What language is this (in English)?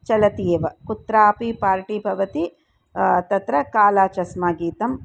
Sanskrit